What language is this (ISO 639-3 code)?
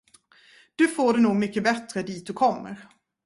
swe